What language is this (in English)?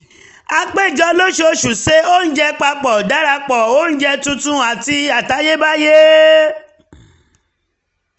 Yoruba